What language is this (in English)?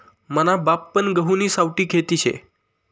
Marathi